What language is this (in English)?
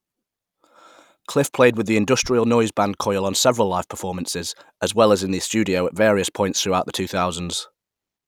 English